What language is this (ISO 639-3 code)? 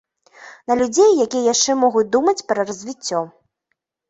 bel